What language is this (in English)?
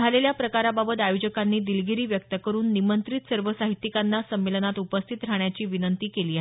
Marathi